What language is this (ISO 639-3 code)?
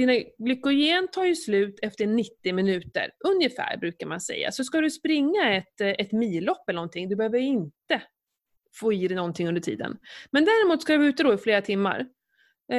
swe